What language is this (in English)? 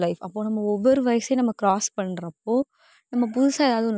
Tamil